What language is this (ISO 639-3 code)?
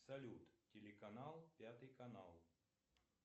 rus